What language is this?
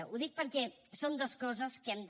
Catalan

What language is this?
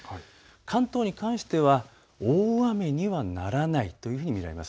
Japanese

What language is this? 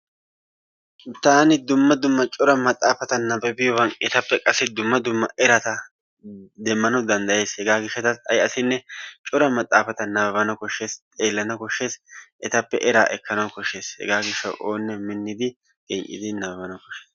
Wolaytta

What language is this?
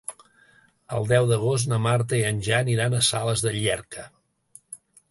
Catalan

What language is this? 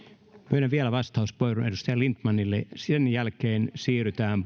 Finnish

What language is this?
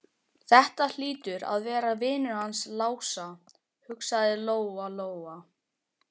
Icelandic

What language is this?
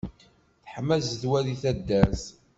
Kabyle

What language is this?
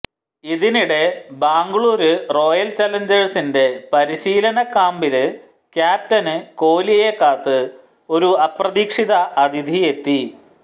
Malayalam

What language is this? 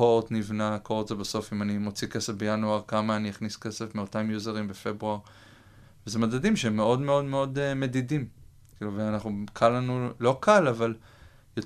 Hebrew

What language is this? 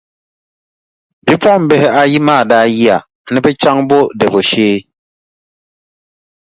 Dagbani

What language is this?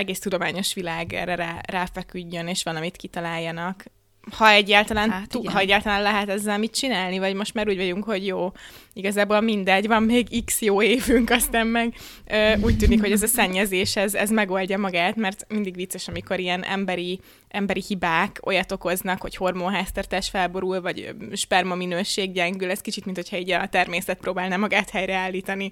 Hungarian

